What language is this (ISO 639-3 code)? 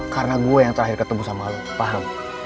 ind